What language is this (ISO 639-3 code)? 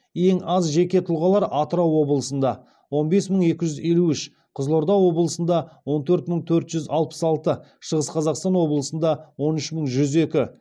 kaz